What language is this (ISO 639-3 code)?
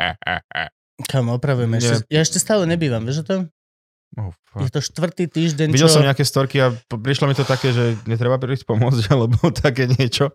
slk